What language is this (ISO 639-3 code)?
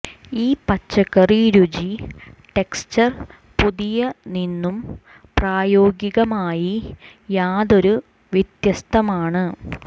mal